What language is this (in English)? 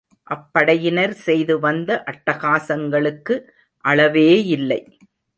Tamil